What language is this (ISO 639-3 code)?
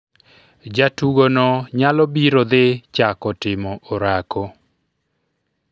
luo